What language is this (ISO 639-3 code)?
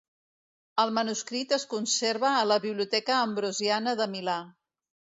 cat